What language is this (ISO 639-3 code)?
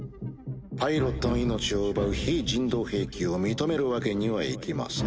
jpn